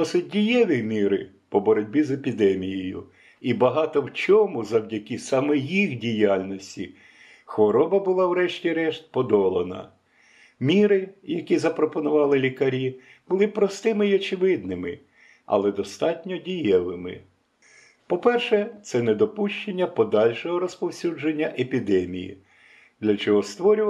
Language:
Ukrainian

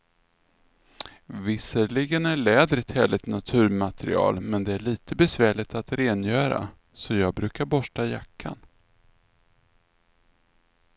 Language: Swedish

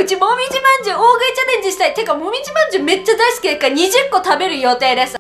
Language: Japanese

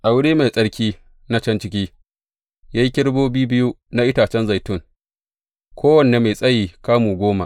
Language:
Hausa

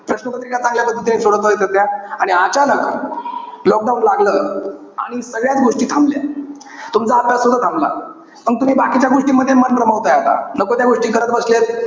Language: Marathi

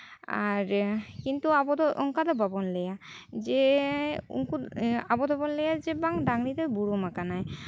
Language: Santali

